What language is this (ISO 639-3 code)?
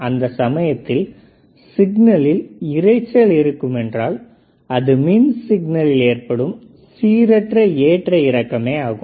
tam